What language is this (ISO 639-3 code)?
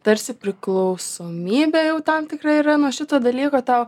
lit